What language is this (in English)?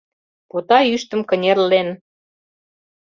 Mari